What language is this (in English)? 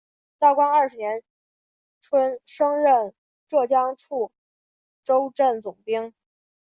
Chinese